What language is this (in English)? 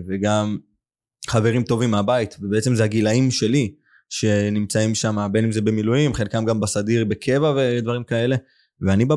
Hebrew